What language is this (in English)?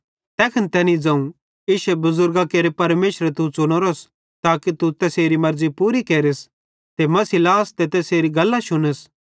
Bhadrawahi